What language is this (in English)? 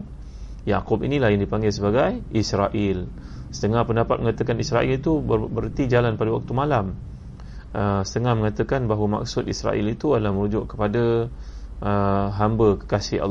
Malay